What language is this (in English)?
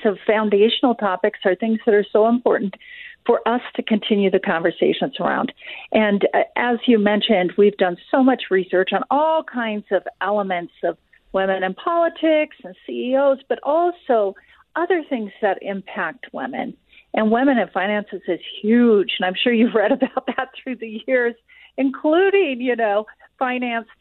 English